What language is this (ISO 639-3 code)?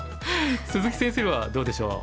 jpn